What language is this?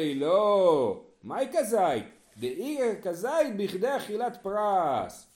Hebrew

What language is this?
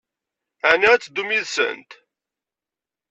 Kabyle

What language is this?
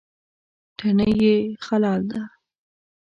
Pashto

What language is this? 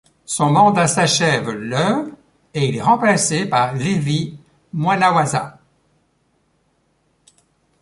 French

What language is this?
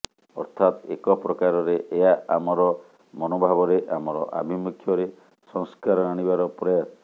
Odia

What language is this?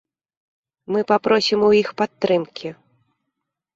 Belarusian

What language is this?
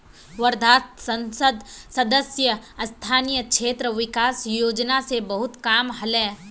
Magahi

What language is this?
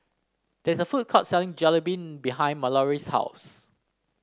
English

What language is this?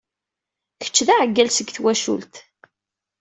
Kabyle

